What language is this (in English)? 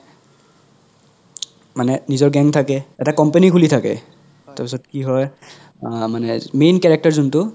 Assamese